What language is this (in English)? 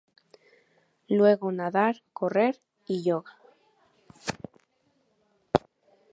Spanish